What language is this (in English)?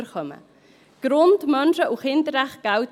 Swiss German